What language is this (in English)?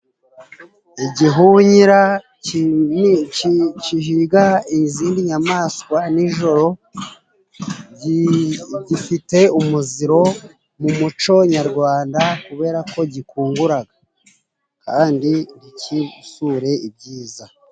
Kinyarwanda